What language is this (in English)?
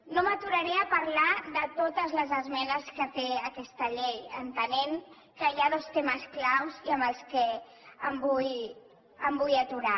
Catalan